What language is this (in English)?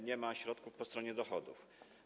Polish